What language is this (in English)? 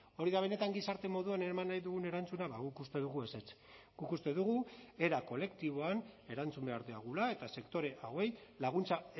Basque